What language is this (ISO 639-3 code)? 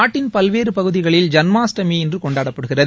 tam